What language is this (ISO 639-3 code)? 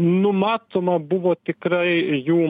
lit